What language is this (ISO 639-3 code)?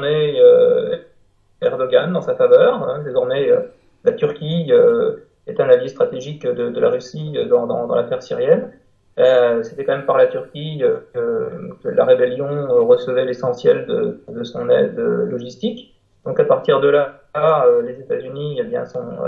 fra